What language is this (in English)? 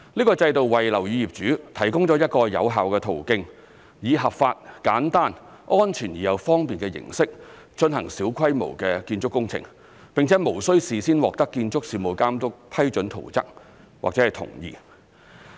Cantonese